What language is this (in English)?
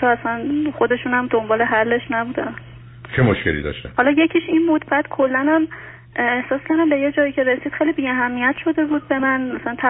Persian